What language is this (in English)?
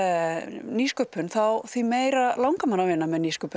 Icelandic